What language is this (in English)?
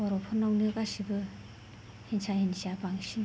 Bodo